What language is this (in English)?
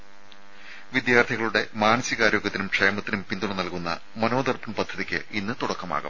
Malayalam